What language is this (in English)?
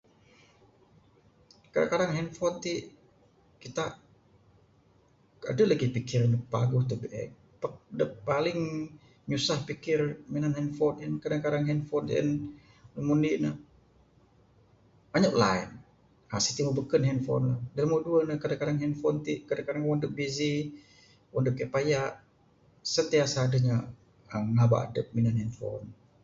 Bukar-Sadung Bidayuh